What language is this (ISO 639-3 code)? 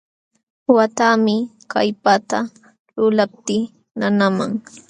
qxw